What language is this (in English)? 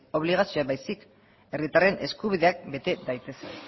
Basque